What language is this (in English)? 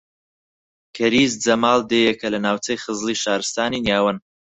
Central Kurdish